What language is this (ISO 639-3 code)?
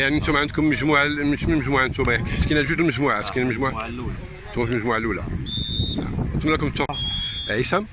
ara